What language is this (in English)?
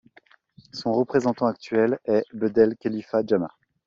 French